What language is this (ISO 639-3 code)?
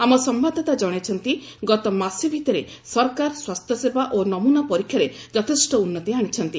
ori